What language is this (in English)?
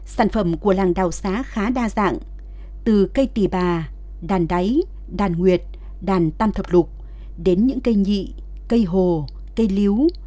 Vietnamese